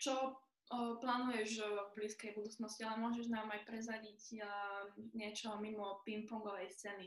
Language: Slovak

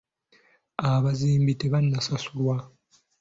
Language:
Ganda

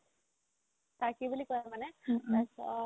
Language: Assamese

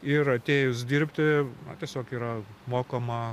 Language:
Lithuanian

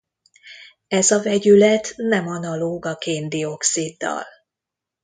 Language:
Hungarian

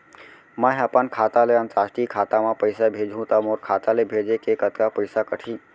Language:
Chhattisgarhi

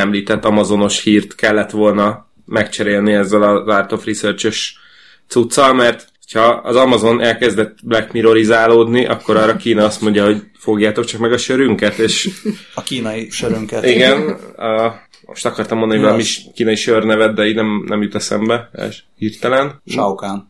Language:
Hungarian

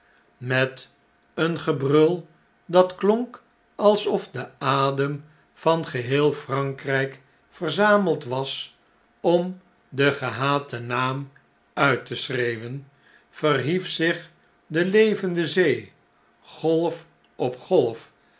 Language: Dutch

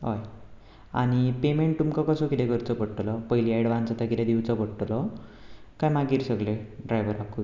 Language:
Konkani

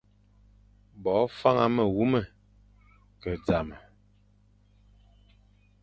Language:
Fang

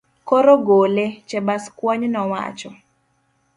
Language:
Luo (Kenya and Tanzania)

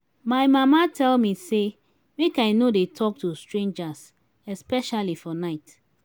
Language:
Nigerian Pidgin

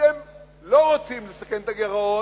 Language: Hebrew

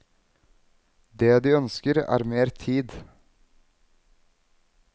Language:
Norwegian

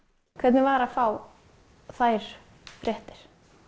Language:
Icelandic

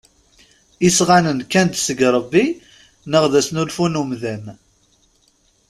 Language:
Kabyle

